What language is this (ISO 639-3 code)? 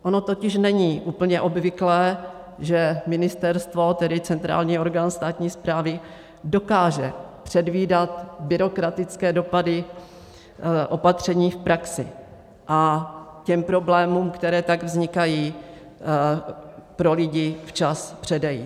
ces